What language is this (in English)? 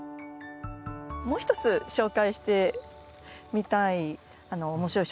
Japanese